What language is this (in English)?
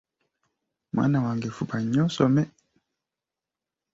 Ganda